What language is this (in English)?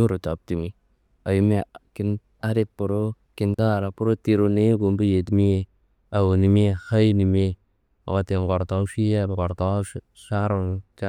Kanembu